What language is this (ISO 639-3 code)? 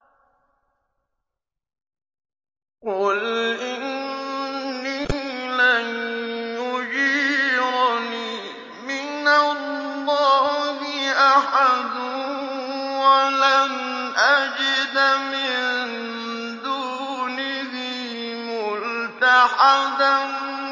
ara